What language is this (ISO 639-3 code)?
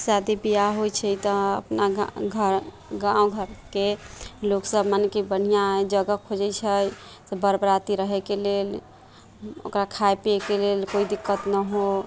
mai